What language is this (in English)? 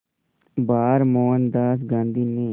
Hindi